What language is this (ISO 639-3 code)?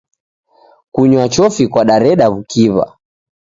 dav